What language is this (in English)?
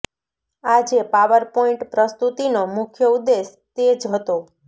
Gujarati